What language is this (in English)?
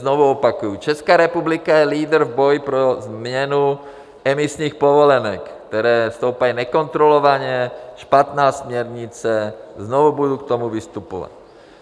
Czech